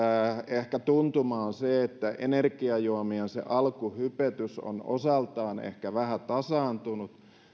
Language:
Finnish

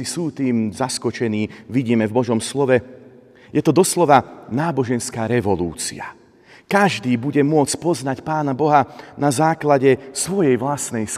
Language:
Slovak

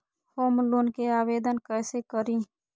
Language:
Magahi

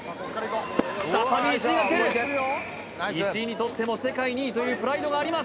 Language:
Japanese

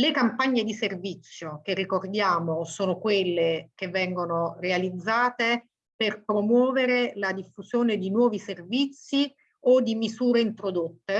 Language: Italian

